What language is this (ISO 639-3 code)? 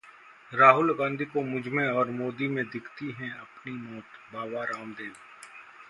hin